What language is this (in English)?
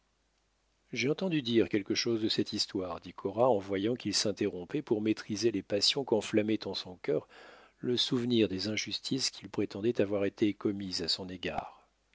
French